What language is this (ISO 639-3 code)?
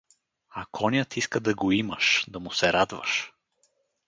bul